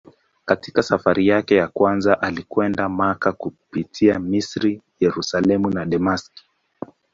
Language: Swahili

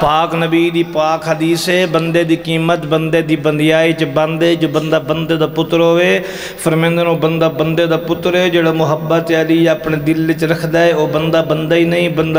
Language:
Arabic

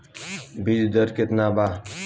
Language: Bhojpuri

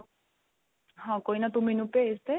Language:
Punjabi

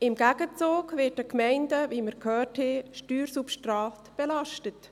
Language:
Swiss German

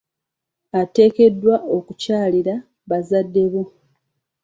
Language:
Ganda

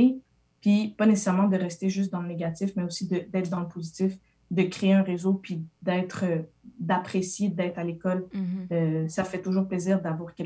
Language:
French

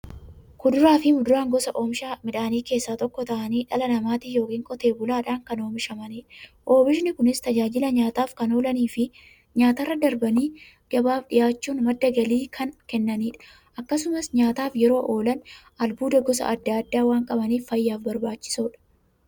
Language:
Oromo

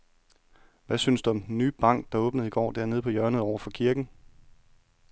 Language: Danish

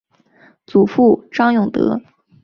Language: Chinese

